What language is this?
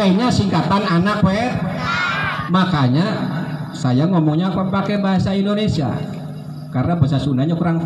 Indonesian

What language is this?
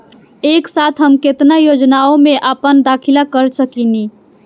Bhojpuri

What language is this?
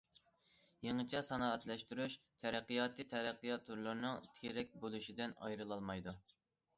Uyghur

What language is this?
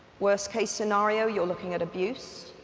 English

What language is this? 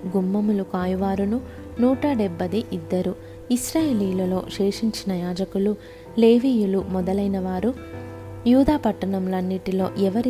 Telugu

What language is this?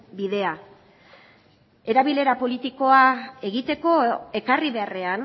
Basque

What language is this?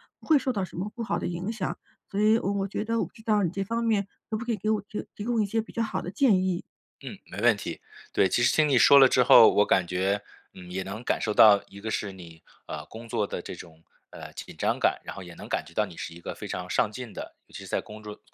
Chinese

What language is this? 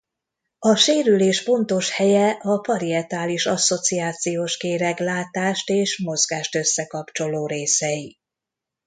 Hungarian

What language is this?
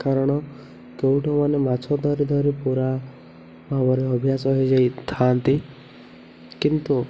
Odia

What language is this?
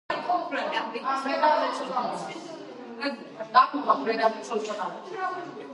Georgian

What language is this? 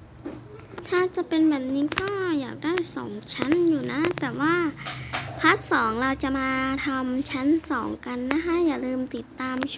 Thai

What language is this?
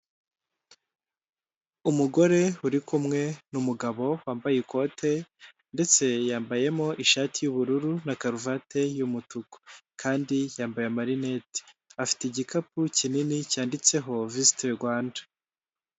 Kinyarwanda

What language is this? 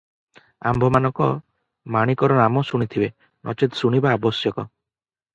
Odia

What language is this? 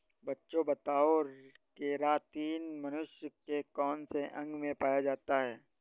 Hindi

